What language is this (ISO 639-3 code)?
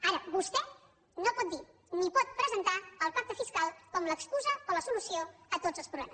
cat